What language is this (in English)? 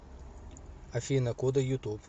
Russian